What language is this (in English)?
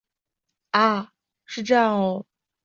Chinese